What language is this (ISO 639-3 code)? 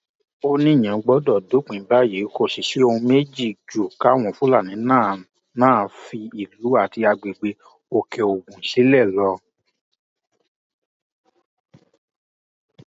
yor